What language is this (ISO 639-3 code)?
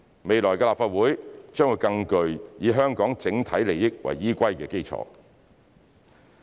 yue